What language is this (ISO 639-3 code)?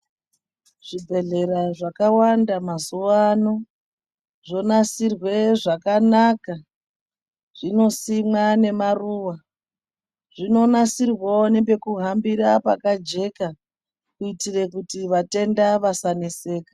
ndc